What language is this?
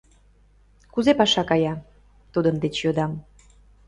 Mari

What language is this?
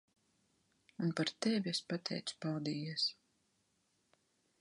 Latvian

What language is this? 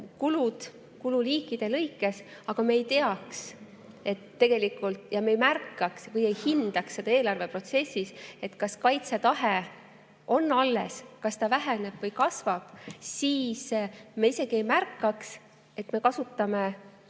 Estonian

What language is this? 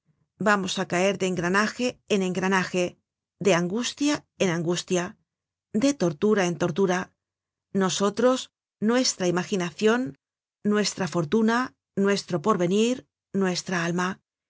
Spanish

